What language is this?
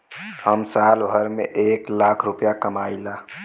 Bhojpuri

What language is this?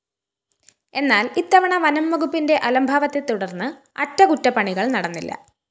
Malayalam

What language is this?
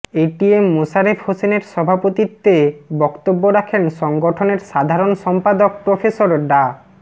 Bangla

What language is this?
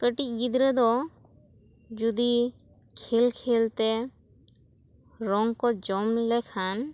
Santali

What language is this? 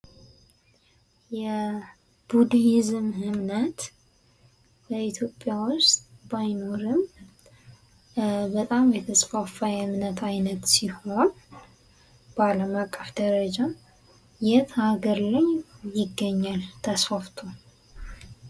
Amharic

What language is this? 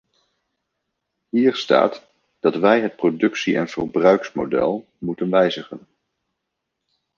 Dutch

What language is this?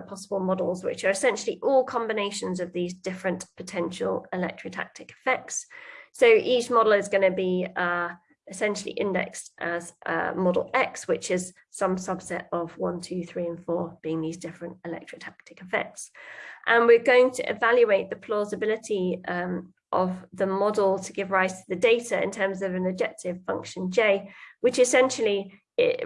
English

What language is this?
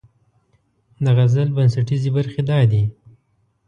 Pashto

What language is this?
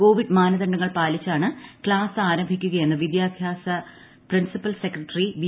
Malayalam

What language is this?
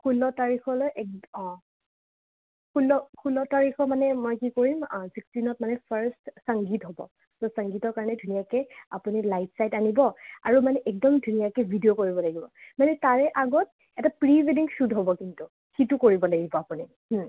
Assamese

